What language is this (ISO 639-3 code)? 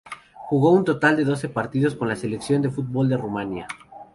spa